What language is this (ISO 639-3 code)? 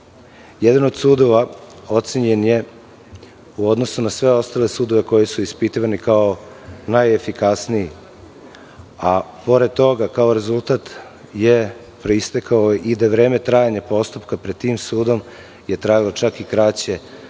srp